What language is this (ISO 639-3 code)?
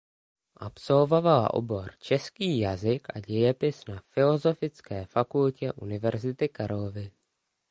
ces